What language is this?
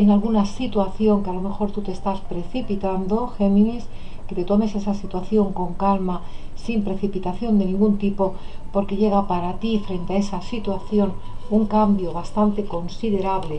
Spanish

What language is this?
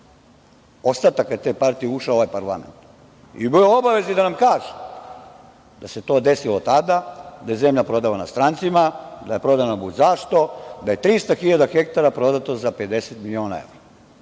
Serbian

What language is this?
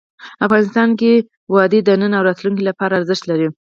Pashto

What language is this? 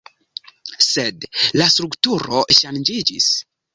Esperanto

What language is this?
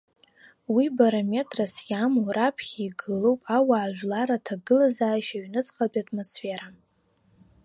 Abkhazian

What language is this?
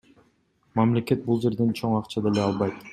Kyrgyz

